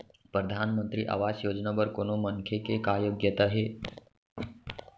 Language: Chhattisgarhi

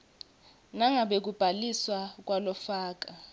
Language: Swati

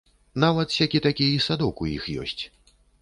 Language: Belarusian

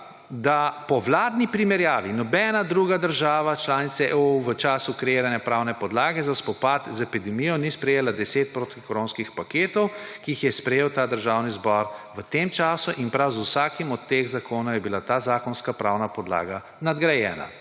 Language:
Slovenian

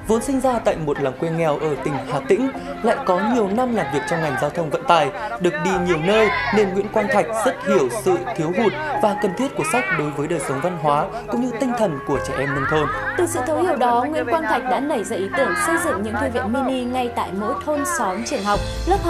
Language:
Vietnamese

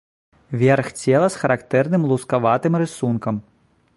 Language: Belarusian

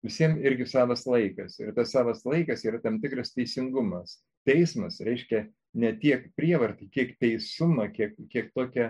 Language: Lithuanian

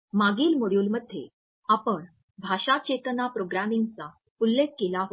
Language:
Marathi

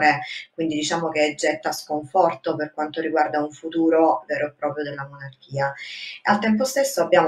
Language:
Italian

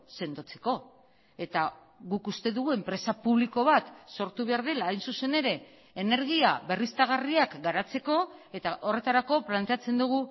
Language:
Basque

